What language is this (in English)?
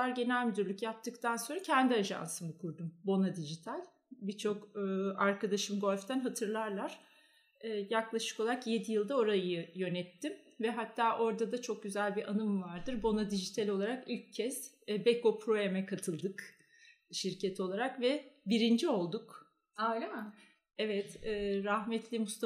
Turkish